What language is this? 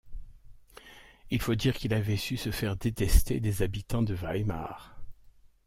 French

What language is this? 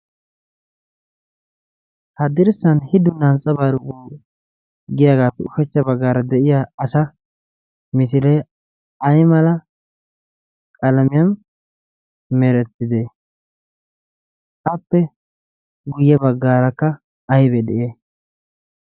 Wolaytta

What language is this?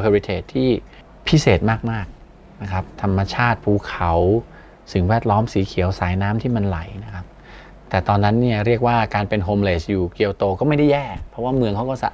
Thai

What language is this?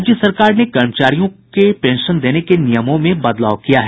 Hindi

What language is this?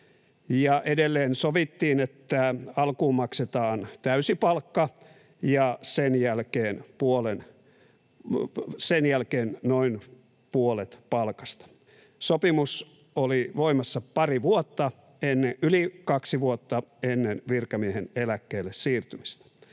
Finnish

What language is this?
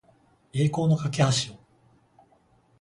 Japanese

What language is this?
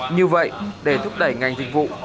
Vietnamese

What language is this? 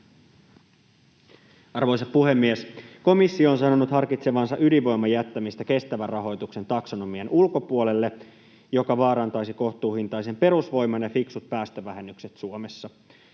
Finnish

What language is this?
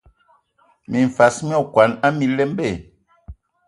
Ewondo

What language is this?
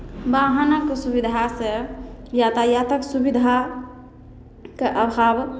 Maithili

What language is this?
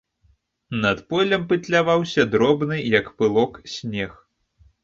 Belarusian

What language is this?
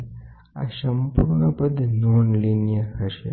Gujarati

